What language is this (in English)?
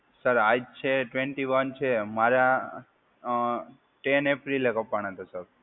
Gujarati